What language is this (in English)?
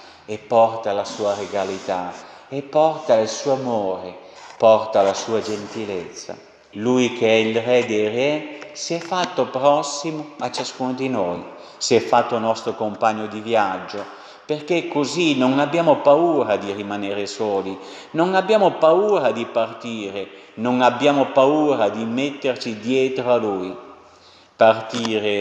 Italian